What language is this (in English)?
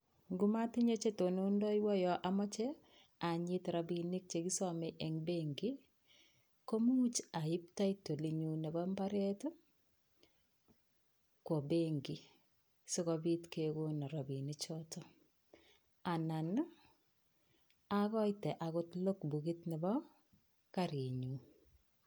Kalenjin